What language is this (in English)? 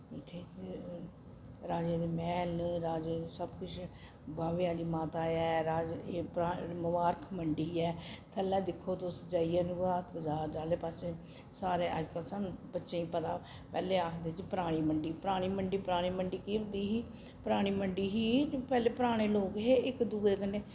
Dogri